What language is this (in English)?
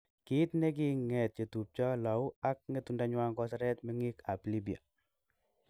Kalenjin